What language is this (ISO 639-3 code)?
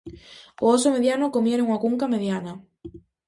glg